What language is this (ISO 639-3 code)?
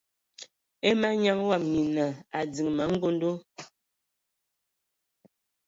ewo